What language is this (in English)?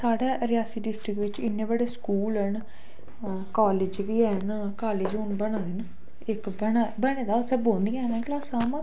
Dogri